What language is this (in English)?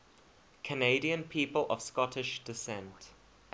English